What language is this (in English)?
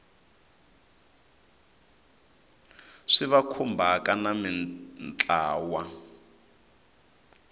Tsonga